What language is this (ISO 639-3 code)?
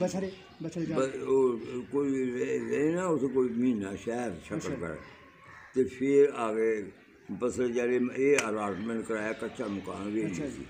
pan